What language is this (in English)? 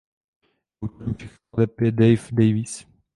Czech